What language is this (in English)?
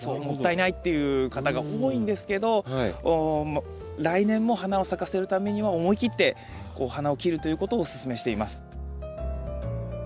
Japanese